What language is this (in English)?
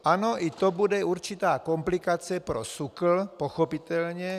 Czech